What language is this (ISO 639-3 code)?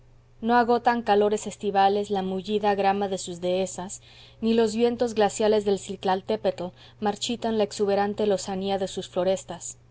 spa